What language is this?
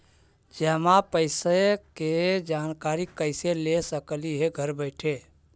Magahi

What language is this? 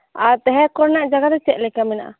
Santali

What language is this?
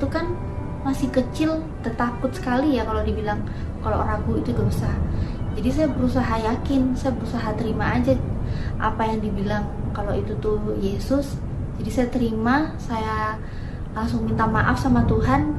Indonesian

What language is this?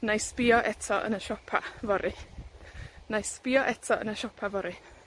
Welsh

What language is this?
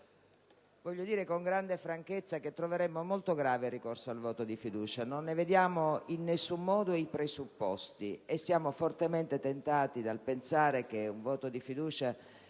Italian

